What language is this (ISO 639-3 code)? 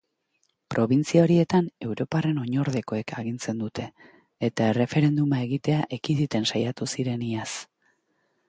eus